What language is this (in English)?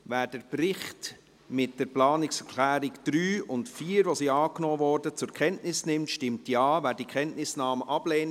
Swiss German